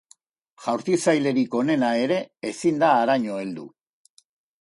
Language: Basque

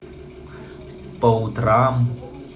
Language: Russian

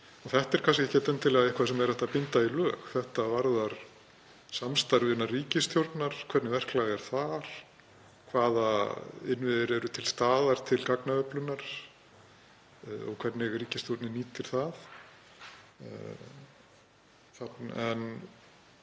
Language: Icelandic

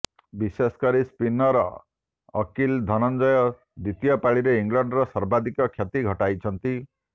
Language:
Odia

